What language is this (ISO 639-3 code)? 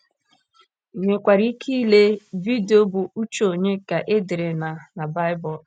ibo